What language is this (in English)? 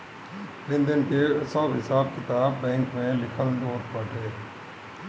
Bhojpuri